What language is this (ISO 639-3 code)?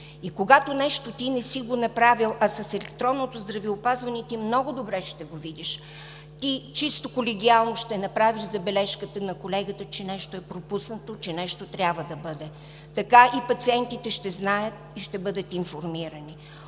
bul